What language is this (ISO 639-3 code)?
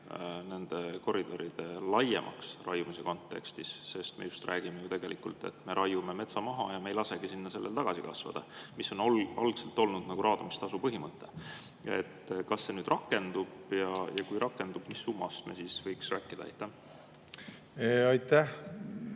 est